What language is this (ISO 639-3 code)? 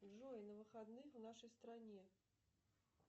rus